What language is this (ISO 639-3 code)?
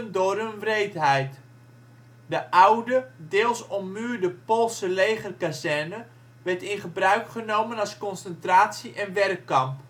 nld